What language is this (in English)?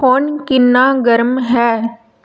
Punjabi